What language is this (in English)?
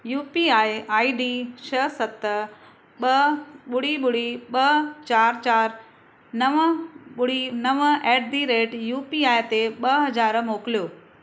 Sindhi